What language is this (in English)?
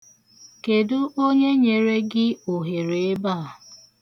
Igbo